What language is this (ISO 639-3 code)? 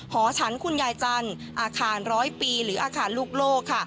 tha